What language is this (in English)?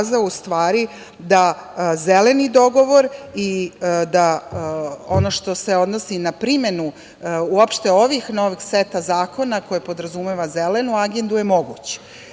Serbian